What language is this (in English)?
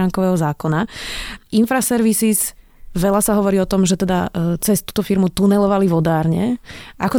Slovak